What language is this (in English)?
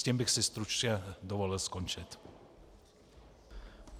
Czech